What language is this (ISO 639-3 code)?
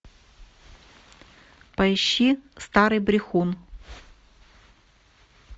rus